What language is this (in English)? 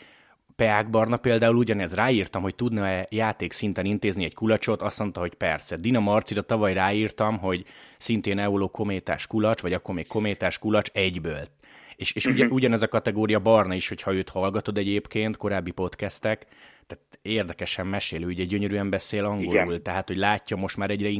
Hungarian